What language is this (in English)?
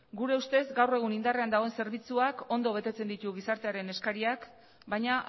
Basque